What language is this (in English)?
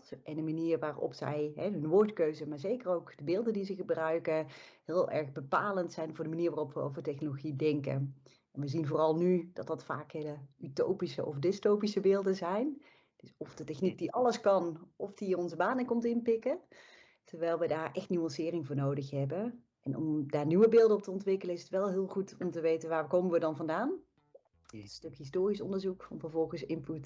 Dutch